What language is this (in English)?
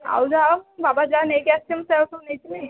Odia